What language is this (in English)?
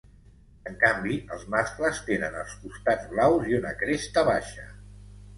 Catalan